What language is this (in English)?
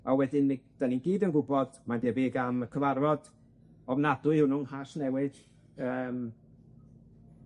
Welsh